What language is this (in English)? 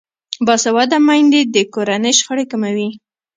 Pashto